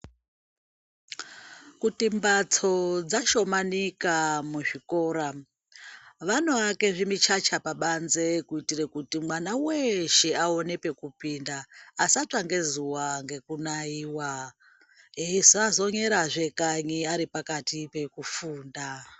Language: Ndau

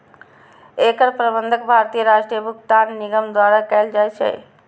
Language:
Maithili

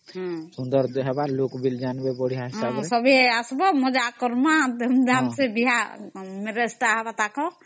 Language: Odia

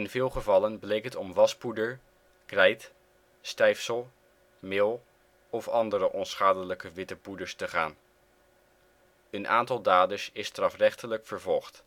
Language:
Dutch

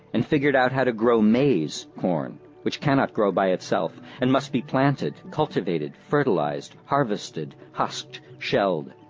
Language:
English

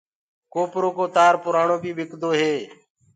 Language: Gurgula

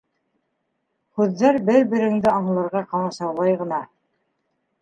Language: Bashkir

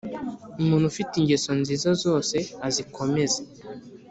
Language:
Kinyarwanda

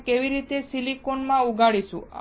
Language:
Gujarati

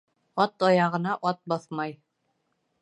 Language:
Bashkir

